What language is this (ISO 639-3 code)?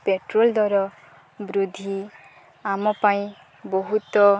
ori